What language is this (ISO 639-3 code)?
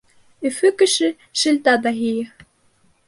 bak